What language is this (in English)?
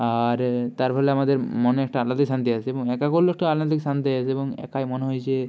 Bangla